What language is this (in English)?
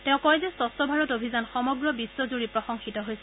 Assamese